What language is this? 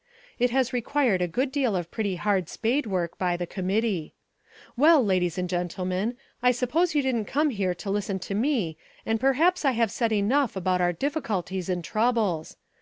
English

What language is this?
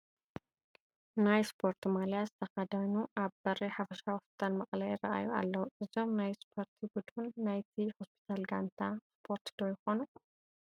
Tigrinya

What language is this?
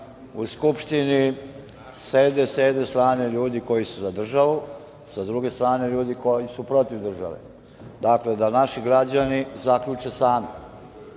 Serbian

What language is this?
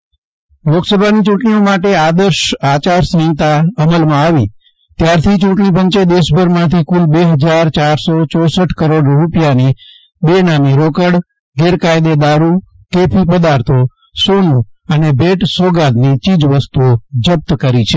Gujarati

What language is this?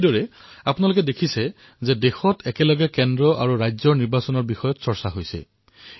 Assamese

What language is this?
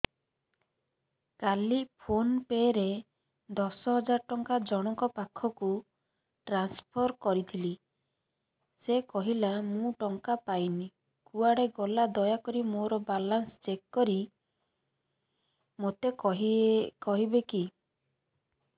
Odia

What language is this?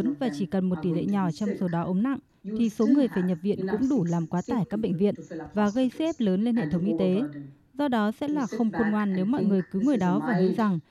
Vietnamese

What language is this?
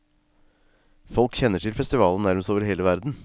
Norwegian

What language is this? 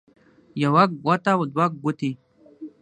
Pashto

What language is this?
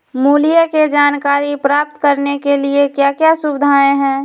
Magahi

